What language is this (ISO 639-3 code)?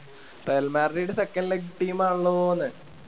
mal